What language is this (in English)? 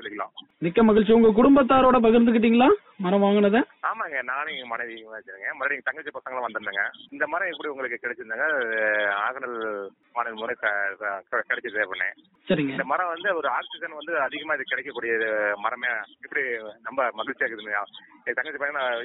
Tamil